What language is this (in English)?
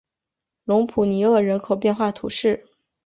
Chinese